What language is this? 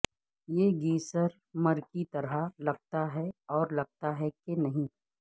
Urdu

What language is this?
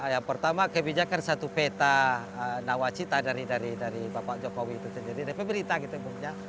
Indonesian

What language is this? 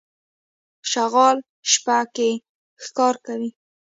Pashto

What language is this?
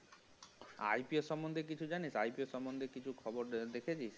Bangla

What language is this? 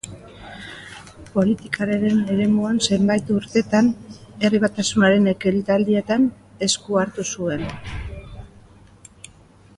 Basque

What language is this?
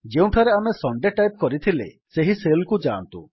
Odia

